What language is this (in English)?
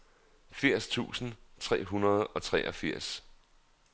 Danish